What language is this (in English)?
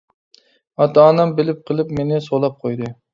Uyghur